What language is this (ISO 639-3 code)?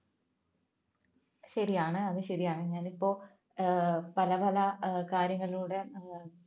mal